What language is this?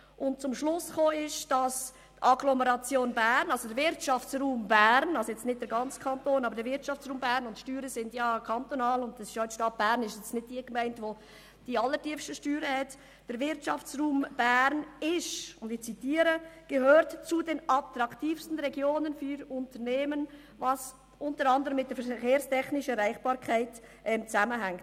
Swiss German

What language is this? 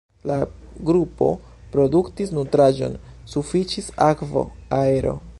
Esperanto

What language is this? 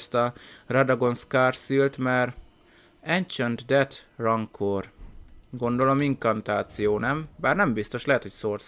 Hungarian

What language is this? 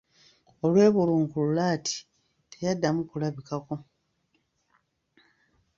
Ganda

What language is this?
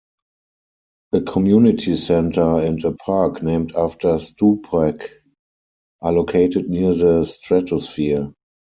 English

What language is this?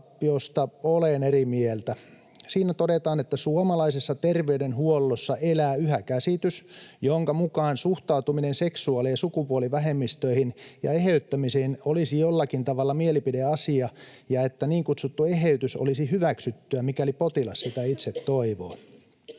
Finnish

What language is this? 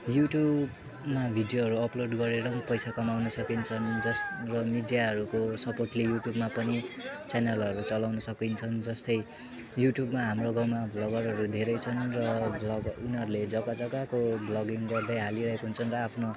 Nepali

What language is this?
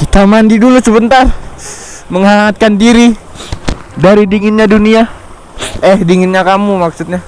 Indonesian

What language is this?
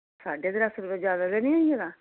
Dogri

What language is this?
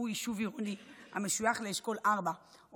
Hebrew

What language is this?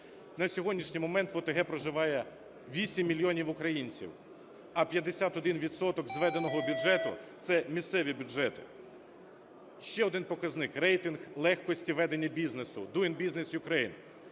Ukrainian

